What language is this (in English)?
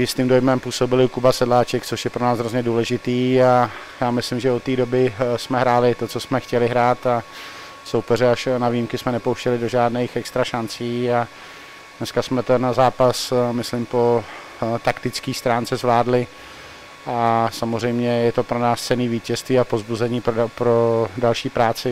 Czech